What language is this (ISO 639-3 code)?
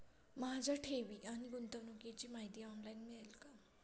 mar